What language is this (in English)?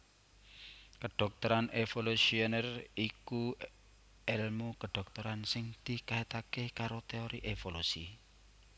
Javanese